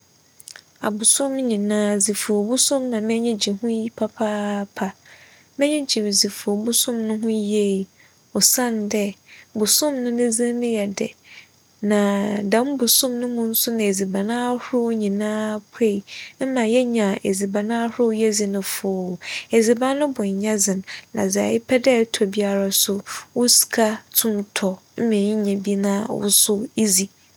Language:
Akan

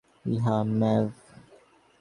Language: Bangla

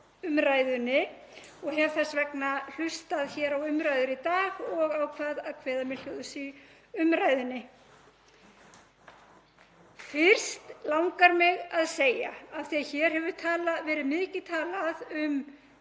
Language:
Icelandic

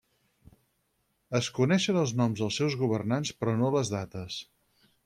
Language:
Catalan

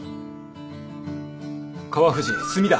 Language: Japanese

